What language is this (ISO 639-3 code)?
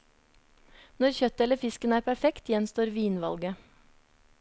nor